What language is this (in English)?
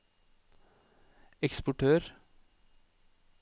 Norwegian